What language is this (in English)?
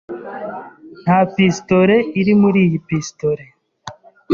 Kinyarwanda